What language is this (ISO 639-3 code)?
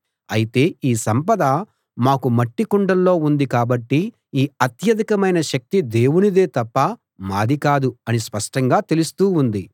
tel